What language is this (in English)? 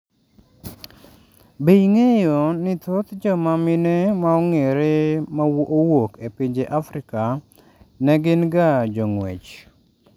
Luo (Kenya and Tanzania)